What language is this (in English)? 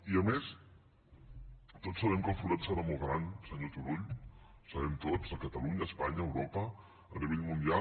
Catalan